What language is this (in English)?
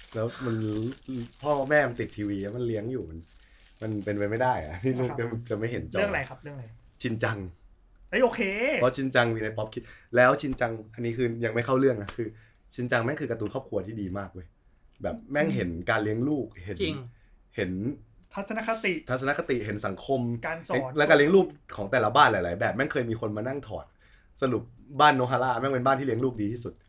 Thai